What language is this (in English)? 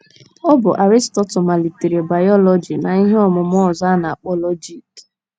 Igbo